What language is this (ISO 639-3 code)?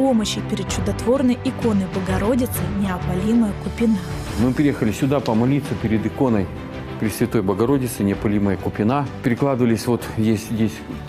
rus